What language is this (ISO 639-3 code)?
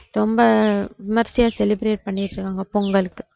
tam